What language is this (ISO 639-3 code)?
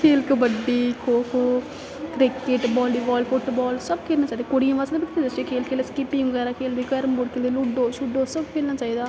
doi